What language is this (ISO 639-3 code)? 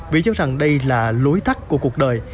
vie